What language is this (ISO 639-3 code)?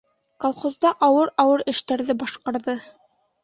bak